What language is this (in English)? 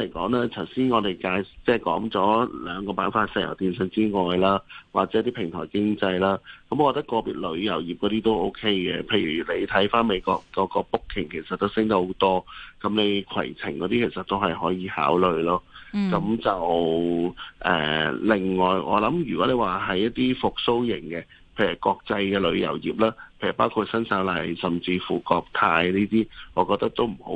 Chinese